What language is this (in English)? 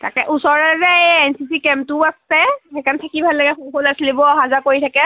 Assamese